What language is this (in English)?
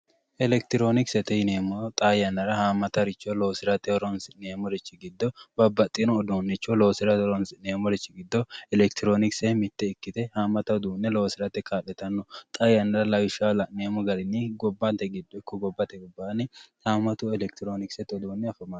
Sidamo